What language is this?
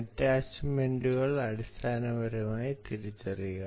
Malayalam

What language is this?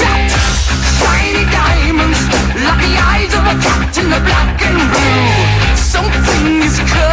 Greek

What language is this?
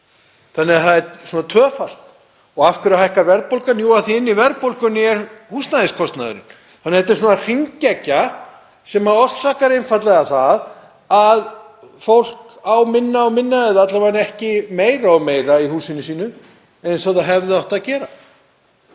Icelandic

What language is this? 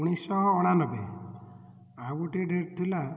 Odia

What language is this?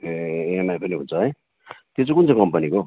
Nepali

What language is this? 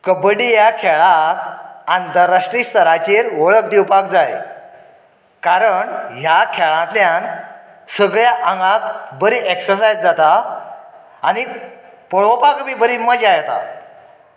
Konkani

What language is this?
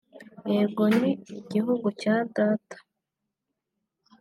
Kinyarwanda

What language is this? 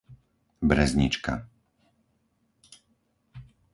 Slovak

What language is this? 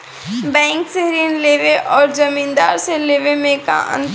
Bhojpuri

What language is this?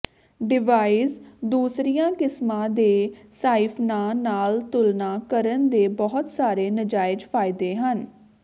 Punjabi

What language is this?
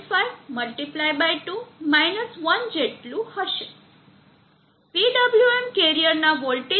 Gujarati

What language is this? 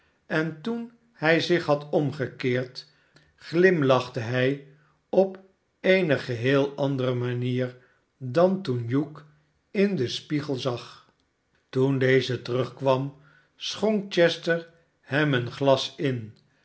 Dutch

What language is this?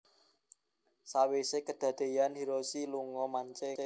Javanese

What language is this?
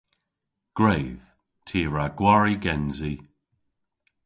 Cornish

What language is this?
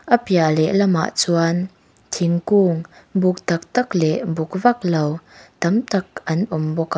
Mizo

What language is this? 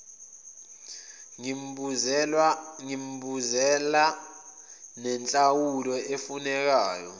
Zulu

